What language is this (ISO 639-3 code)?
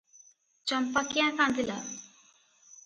ori